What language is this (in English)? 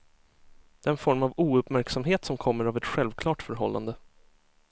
Swedish